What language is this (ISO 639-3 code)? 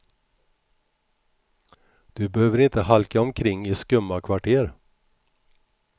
swe